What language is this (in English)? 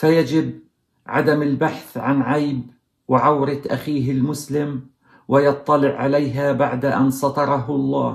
Arabic